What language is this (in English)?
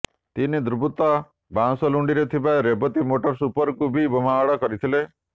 Odia